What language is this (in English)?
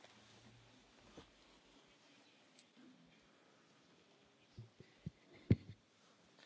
Polish